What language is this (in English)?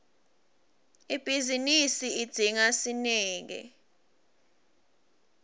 Swati